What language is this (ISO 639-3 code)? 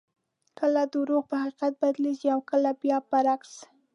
pus